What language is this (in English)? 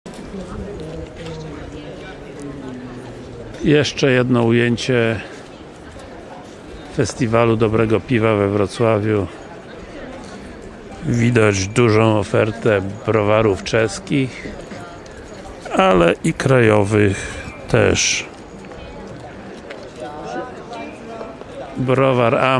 Polish